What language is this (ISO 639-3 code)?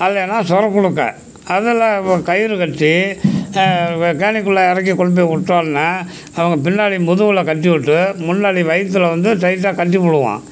tam